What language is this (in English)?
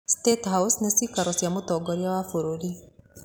Kikuyu